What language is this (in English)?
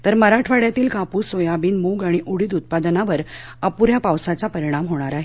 Marathi